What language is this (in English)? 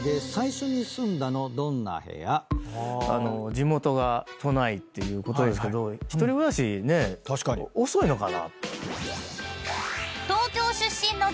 Japanese